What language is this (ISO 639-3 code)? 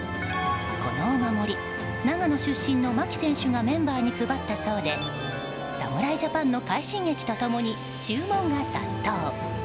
jpn